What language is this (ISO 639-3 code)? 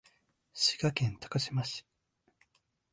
jpn